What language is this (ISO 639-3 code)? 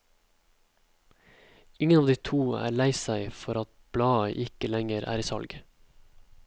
nor